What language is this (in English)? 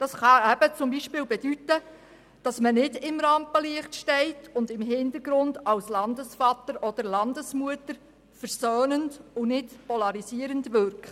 Swiss German